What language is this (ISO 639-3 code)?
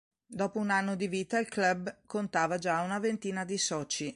ita